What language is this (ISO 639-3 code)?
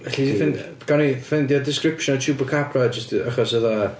cym